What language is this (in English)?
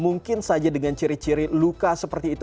Indonesian